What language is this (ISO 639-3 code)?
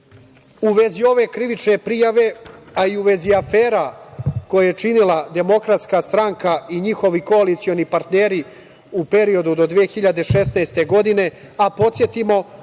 srp